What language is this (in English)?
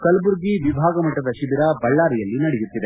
Kannada